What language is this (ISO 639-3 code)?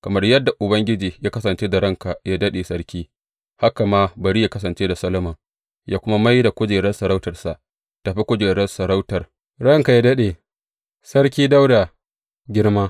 hau